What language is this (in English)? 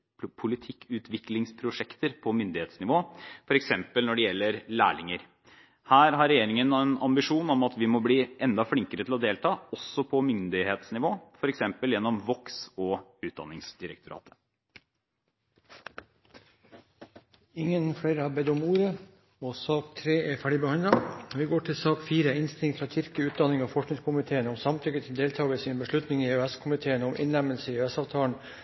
Norwegian Bokmål